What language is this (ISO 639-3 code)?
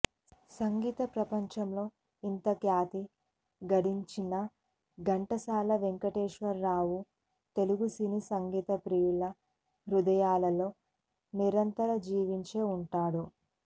tel